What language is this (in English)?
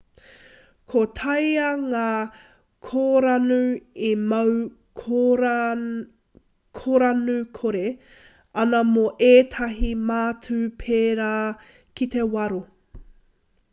Māori